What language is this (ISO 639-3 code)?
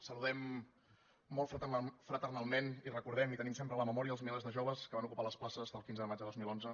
cat